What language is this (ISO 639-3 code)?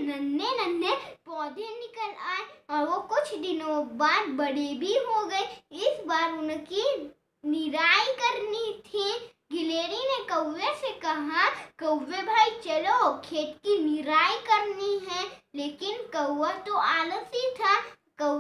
hin